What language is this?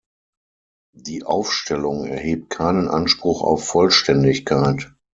German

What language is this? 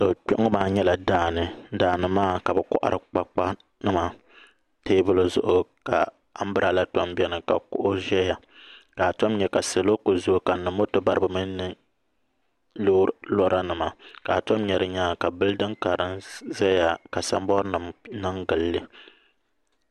Dagbani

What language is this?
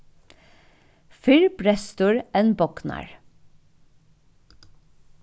Faroese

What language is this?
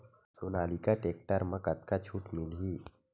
Chhattisgarhi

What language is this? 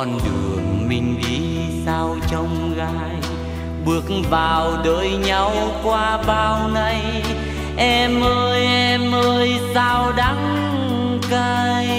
Vietnamese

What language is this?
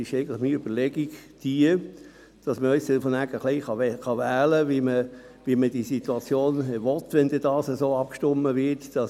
Swiss German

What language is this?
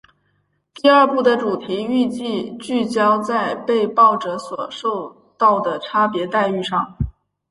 Chinese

